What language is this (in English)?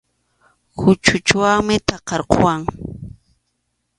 Arequipa-La Unión Quechua